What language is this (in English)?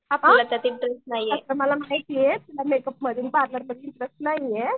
Marathi